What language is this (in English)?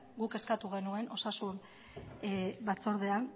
Basque